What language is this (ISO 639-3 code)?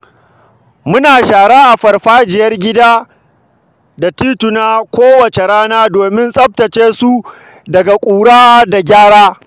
hau